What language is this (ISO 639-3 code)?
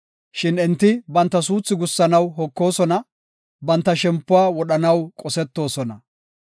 gof